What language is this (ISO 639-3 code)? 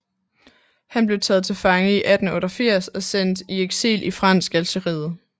dan